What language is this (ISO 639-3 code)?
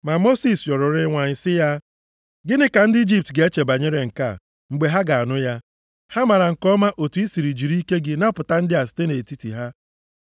ibo